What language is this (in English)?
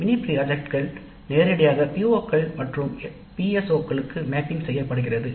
Tamil